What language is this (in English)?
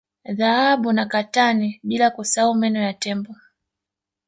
Swahili